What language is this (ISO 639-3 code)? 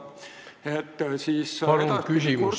est